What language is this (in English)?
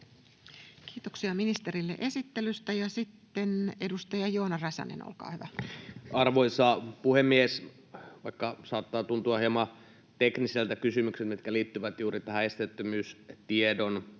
Finnish